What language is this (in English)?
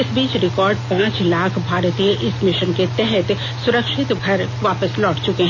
Hindi